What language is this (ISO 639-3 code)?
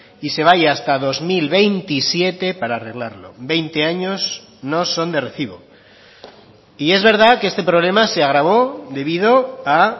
spa